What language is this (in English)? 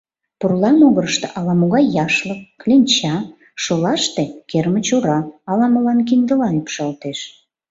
Mari